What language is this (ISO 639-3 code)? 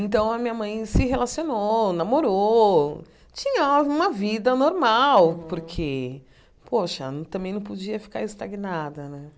por